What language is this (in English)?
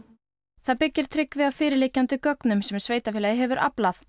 Icelandic